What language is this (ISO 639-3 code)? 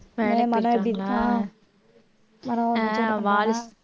tam